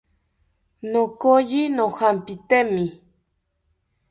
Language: South Ucayali Ashéninka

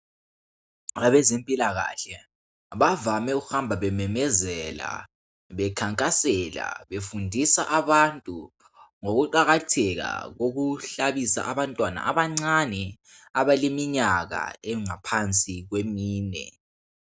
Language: North Ndebele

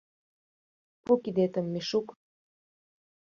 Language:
Mari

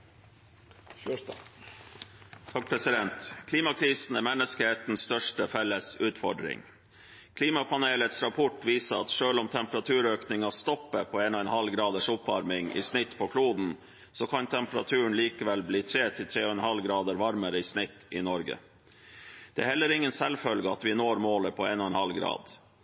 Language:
Norwegian Bokmål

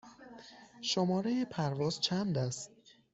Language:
Persian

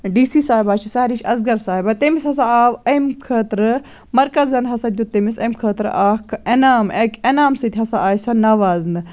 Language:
Kashmiri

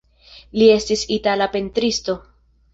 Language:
Esperanto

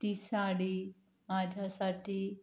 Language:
Marathi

